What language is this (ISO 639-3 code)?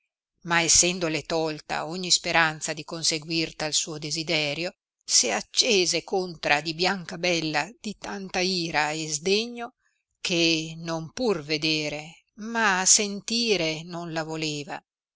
ita